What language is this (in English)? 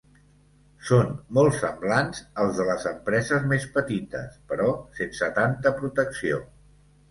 Catalan